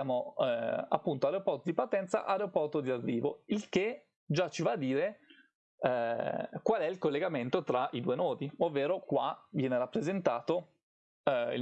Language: Italian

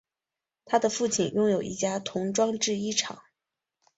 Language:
Chinese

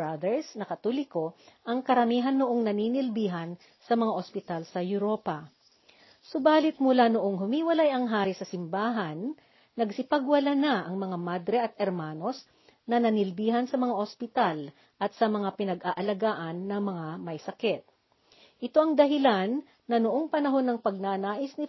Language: Filipino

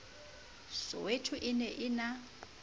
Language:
Southern Sotho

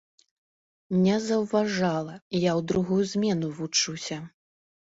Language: Belarusian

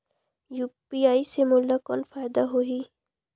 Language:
Chhattisgarhi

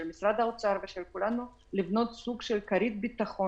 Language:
Hebrew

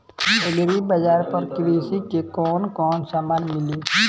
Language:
Bhojpuri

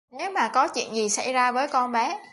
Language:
Vietnamese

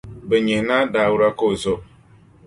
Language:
Dagbani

